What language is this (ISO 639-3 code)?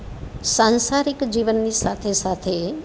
guj